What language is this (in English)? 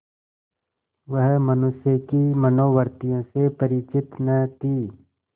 Hindi